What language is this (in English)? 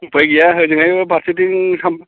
Bodo